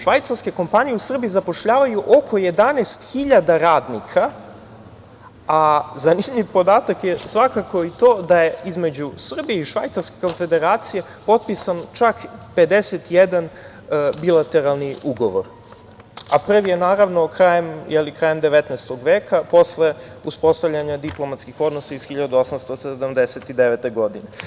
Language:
Serbian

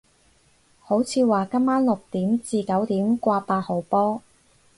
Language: Cantonese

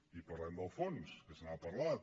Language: Catalan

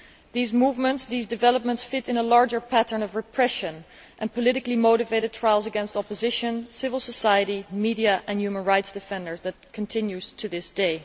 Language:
English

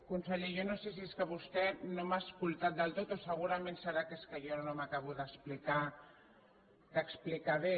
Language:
Catalan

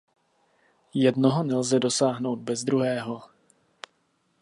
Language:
Czech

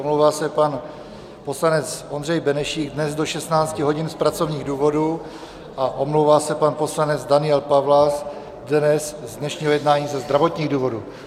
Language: Czech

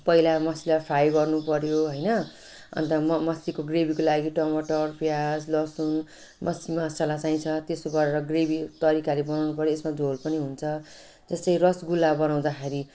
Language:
Nepali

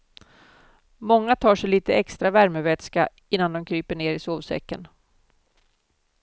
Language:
Swedish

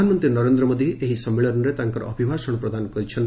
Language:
Odia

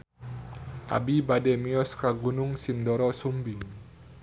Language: Sundanese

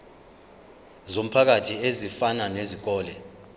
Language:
Zulu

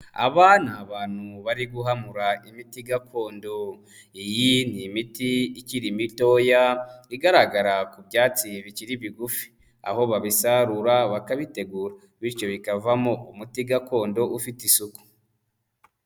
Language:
Kinyarwanda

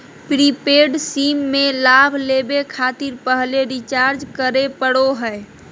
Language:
Magahi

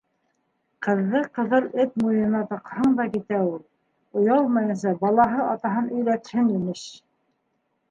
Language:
Bashkir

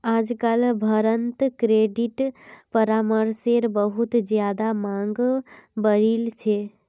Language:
Magahi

